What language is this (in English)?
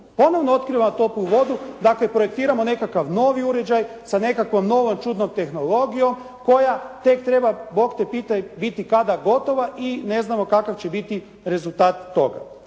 Croatian